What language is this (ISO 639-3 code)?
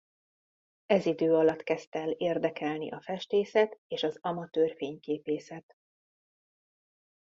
hun